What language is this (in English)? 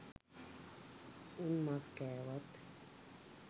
Sinhala